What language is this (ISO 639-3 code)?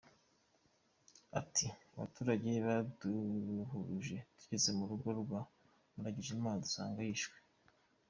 kin